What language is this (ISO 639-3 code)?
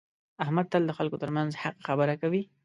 pus